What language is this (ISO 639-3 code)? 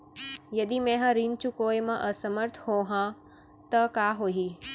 hne